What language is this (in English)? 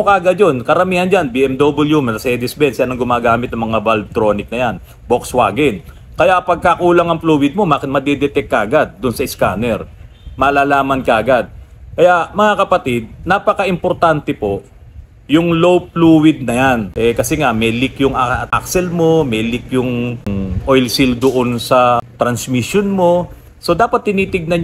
Filipino